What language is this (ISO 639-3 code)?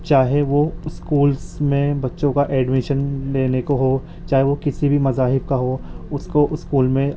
urd